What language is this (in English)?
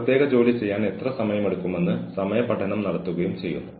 Malayalam